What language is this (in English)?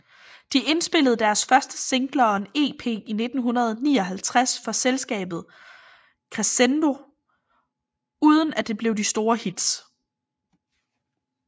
Danish